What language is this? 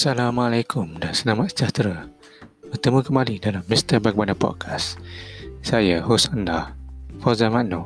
Malay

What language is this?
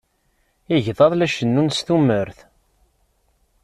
Kabyle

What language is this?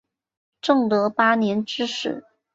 Chinese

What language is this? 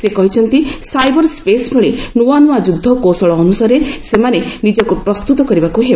Odia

